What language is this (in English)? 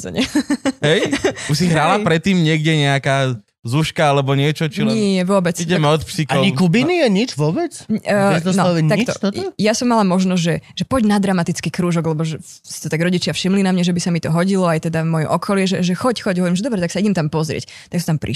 Slovak